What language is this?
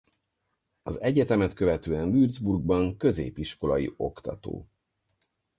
Hungarian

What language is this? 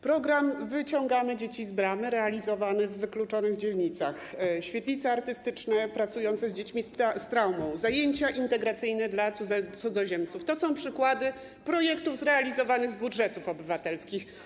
Polish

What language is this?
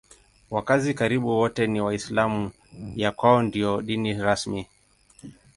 Swahili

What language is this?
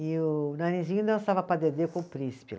Portuguese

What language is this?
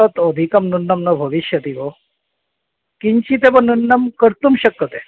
Sanskrit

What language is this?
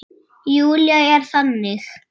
Icelandic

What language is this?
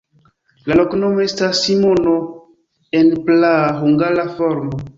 Esperanto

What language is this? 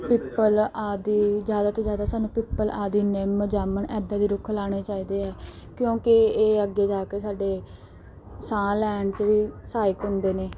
Punjabi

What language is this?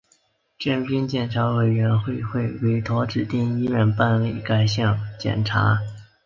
Chinese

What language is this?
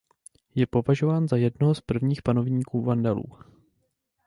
Czech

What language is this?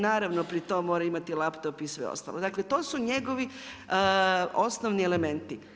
Croatian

